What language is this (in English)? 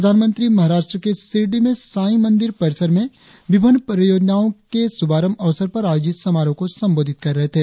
Hindi